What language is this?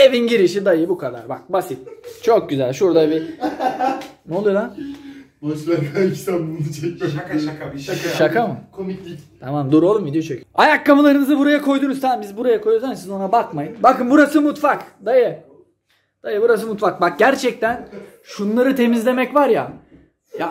Turkish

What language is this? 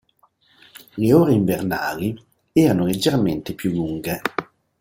Italian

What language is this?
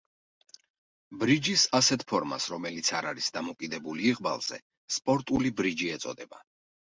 Georgian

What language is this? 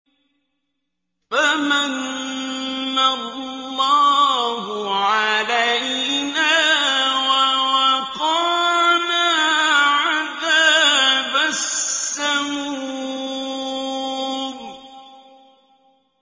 Arabic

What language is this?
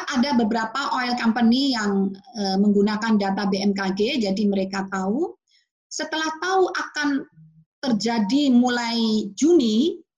Indonesian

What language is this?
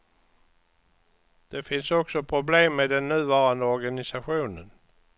Swedish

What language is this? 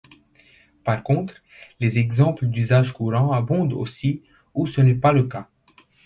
French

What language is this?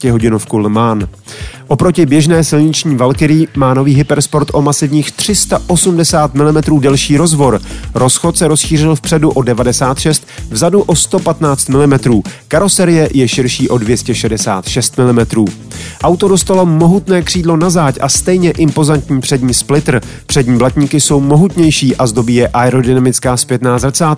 Czech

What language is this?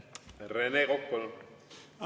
Estonian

